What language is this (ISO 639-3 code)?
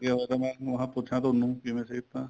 pan